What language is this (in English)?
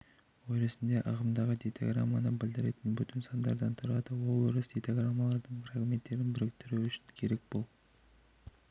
Kazakh